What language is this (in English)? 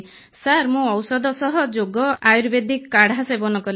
Odia